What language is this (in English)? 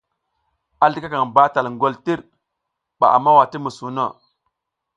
South Giziga